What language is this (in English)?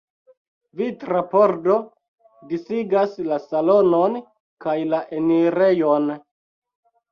Esperanto